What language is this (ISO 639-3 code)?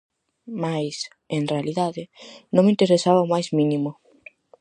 glg